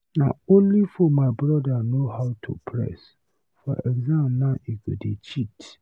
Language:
Nigerian Pidgin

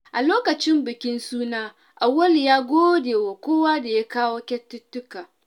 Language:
Hausa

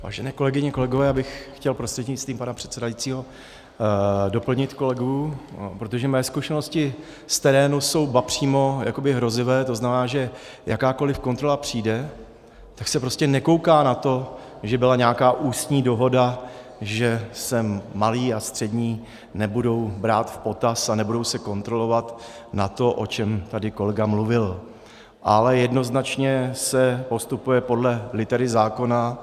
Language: Czech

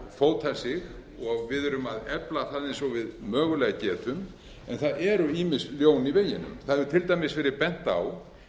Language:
Icelandic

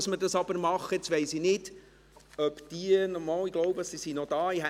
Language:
Swiss German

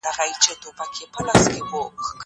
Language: Pashto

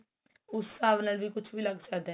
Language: Punjabi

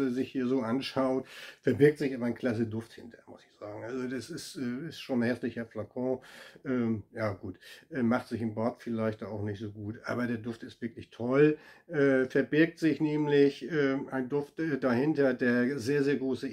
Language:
German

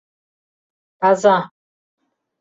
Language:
Mari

